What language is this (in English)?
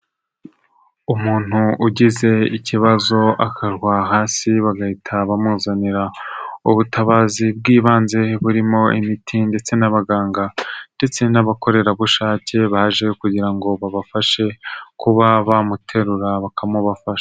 Kinyarwanda